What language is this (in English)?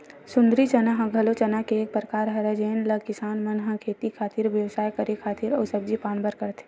Chhattisgarhi